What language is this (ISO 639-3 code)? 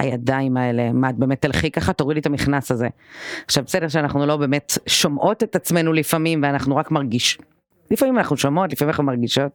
heb